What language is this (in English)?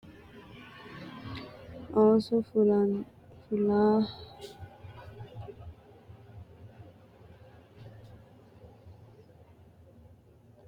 Sidamo